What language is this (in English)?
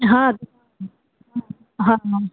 Sindhi